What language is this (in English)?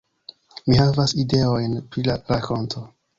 Esperanto